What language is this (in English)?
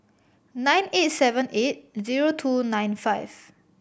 English